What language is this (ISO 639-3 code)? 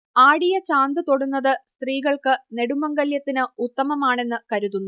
mal